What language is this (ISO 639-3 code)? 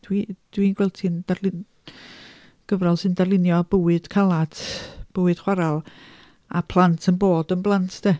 cym